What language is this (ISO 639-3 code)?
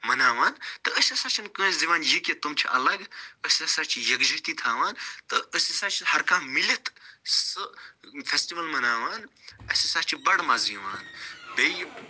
kas